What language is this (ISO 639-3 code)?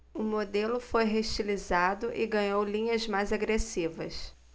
por